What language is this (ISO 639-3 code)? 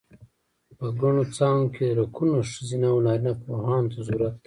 pus